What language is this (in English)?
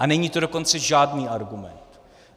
Czech